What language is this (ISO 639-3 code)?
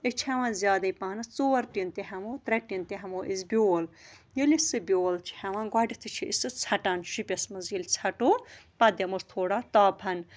kas